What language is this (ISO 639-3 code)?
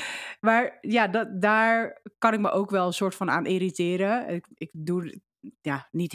nld